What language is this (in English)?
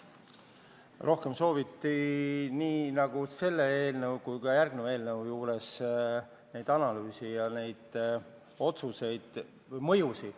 Estonian